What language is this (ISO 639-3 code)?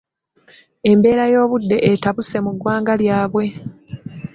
lug